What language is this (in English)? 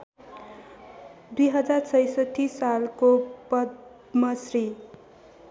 Nepali